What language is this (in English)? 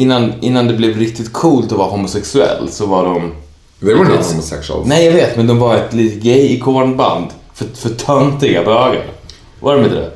Swedish